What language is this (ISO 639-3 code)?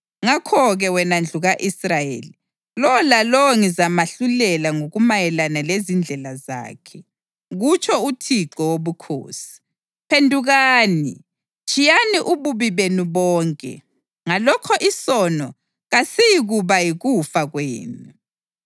nde